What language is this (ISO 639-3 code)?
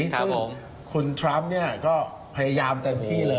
tha